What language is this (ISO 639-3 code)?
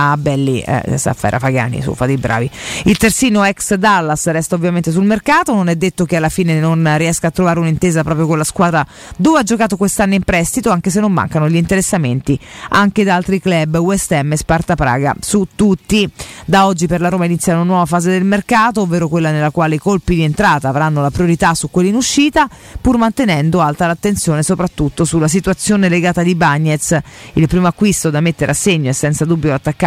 ita